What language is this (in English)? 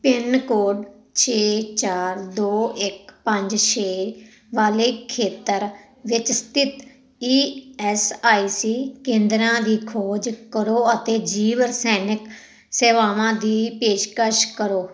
Punjabi